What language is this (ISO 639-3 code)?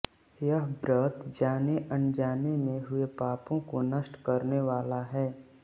hin